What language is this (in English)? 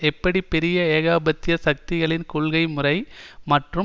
Tamil